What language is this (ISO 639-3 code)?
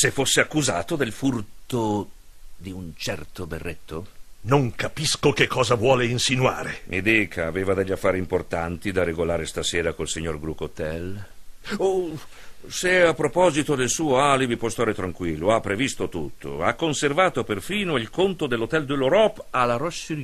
ita